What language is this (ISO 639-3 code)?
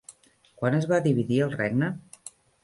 cat